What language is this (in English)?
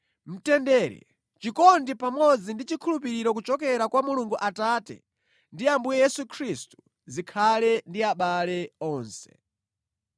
Nyanja